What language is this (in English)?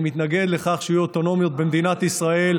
Hebrew